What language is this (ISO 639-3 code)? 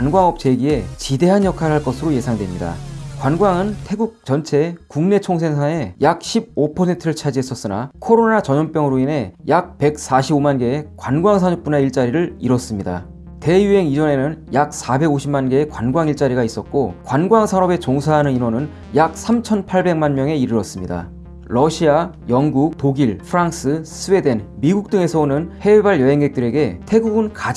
kor